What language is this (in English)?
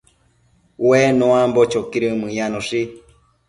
Matsés